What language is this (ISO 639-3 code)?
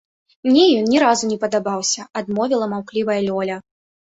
bel